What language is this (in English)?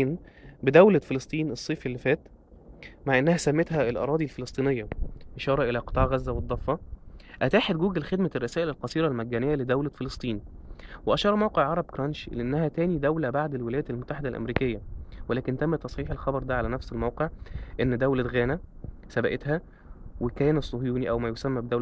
Arabic